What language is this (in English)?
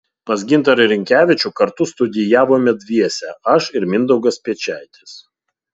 Lithuanian